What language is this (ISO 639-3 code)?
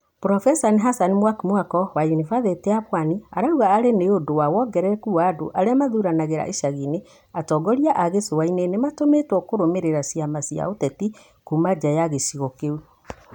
kik